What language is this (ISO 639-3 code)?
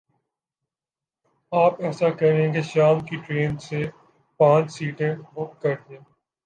urd